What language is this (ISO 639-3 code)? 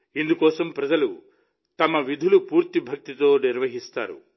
tel